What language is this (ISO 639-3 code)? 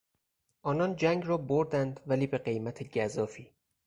fas